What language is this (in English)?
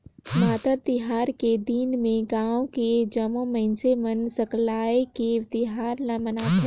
Chhattisgarhi